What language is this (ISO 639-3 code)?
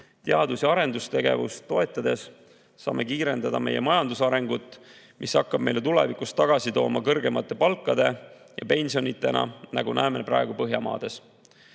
est